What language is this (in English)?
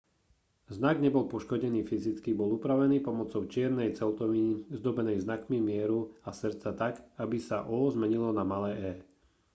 Slovak